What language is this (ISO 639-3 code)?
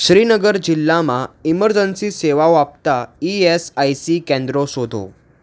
guj